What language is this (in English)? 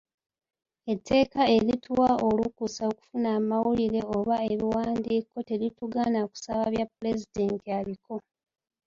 Ganda